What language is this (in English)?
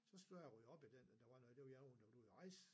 Danish